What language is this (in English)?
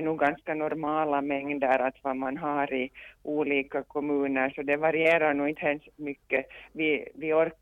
Swedish